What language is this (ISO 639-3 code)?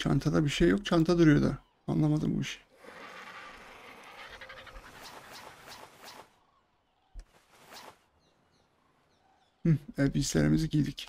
tur